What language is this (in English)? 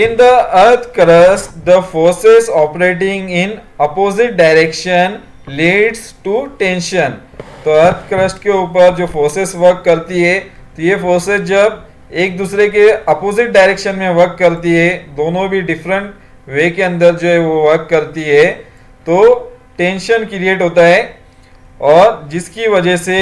Hindi